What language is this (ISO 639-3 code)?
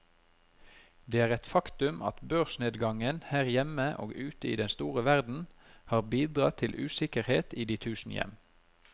nor